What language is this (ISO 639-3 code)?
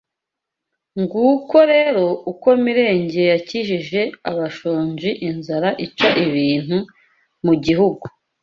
kin